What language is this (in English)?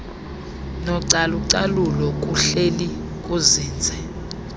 Xhosa